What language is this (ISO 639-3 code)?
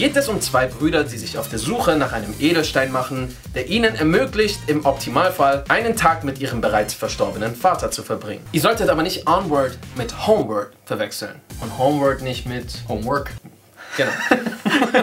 deu